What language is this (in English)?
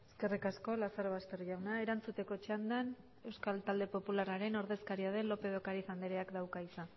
Basque